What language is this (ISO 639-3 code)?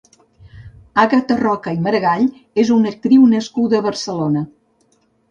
cat